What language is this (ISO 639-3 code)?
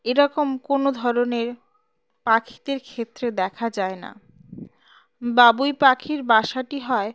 ben